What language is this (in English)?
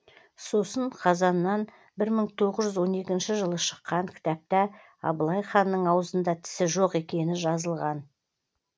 Kazakh